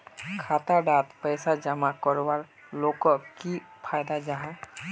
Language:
Magahi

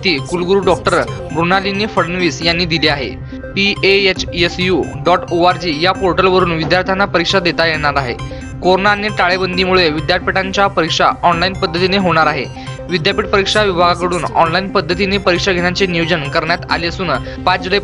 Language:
Hindi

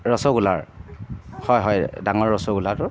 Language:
Assamese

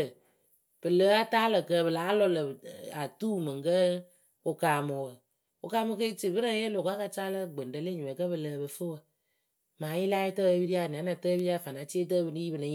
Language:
Akebu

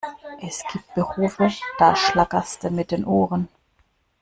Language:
German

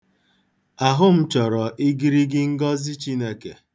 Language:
Igbo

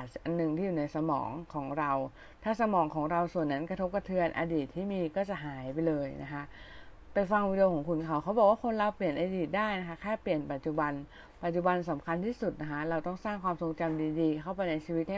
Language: Thai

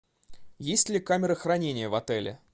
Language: Russian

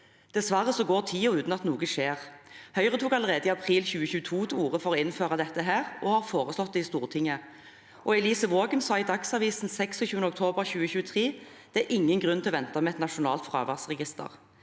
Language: Norwegian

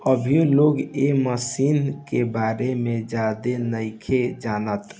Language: Bhojpuri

